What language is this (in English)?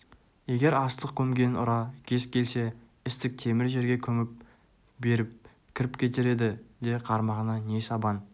Kazakh